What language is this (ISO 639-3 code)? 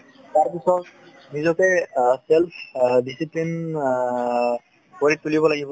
asm